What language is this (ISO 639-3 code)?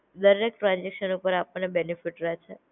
guj